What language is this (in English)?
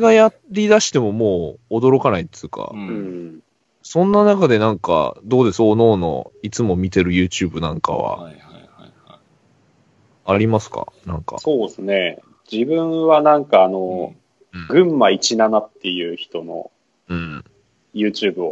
Japanese